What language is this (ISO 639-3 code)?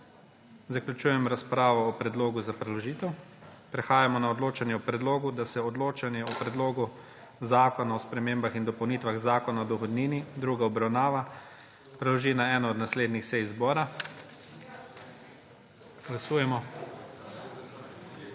slv